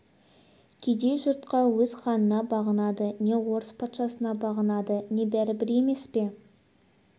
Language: Kazakh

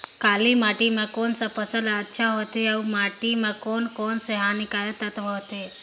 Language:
Chhattisgarhi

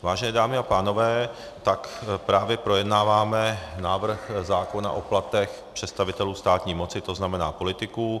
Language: Czech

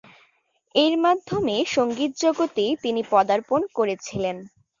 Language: Bangla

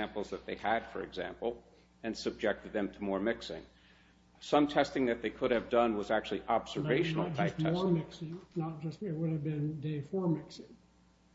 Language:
English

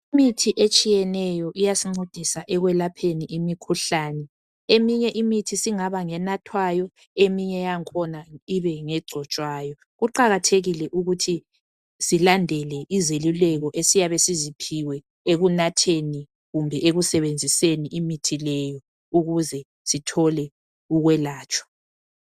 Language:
North Ndebele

